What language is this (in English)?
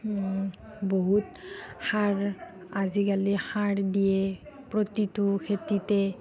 Assamese